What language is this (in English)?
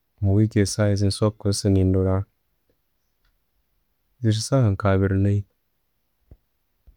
Tooro